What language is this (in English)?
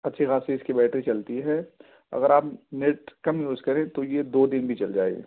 Urdu